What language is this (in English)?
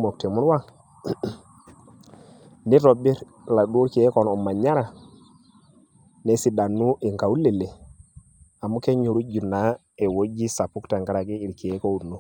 Masai